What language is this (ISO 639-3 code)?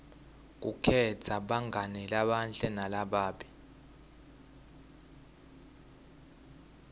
ssw